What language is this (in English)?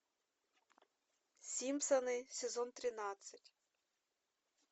Russian